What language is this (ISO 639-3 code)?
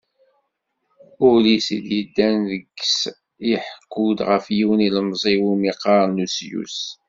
kab